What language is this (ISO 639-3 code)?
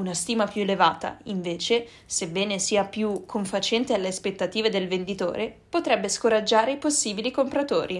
ita